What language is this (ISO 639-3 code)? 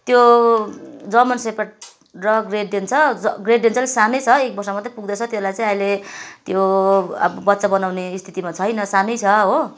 nep